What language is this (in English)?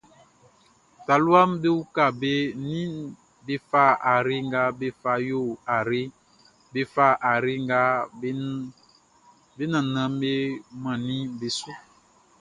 Baoulé